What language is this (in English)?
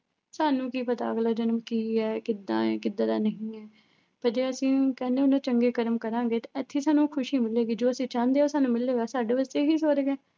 Punjabi